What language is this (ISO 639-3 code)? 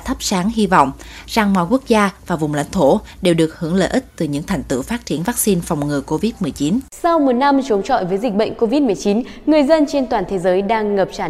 vie